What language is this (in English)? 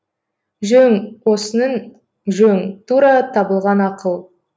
Kazakh